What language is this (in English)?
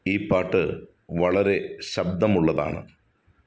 Malayalam